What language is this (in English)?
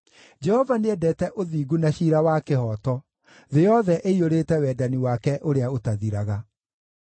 Kikuyu